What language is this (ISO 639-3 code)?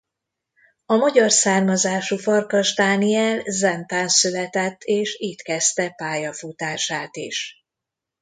hun